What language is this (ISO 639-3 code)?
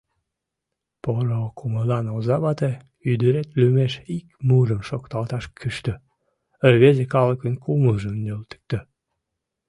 chm